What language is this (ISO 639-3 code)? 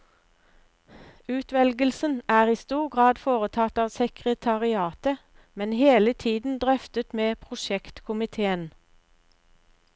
nor